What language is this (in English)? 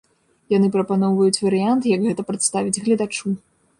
Belarusian